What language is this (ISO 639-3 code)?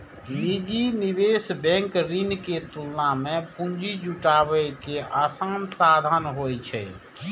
mai